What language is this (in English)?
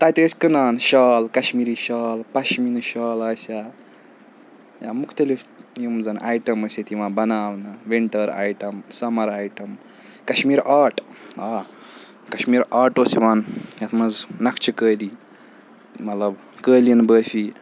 Kashmiri